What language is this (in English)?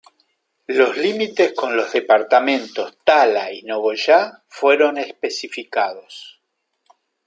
Spanish